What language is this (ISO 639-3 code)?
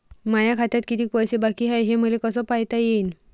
mar